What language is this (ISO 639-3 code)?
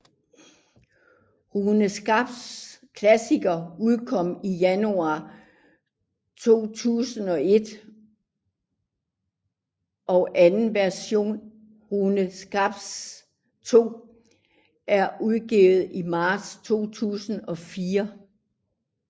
dan